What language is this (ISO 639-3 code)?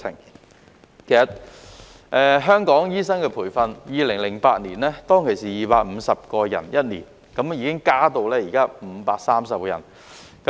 yue